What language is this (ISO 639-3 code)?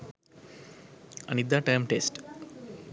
sin